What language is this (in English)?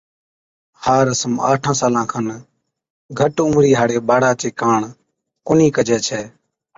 Od